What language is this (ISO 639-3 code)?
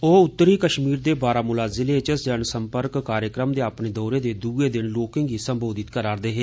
doi